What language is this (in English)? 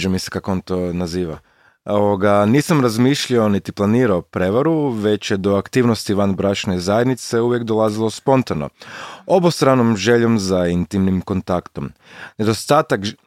Croatian